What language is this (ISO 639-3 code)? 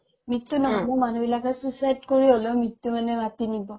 asm